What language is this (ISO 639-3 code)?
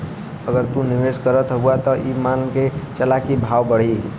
bho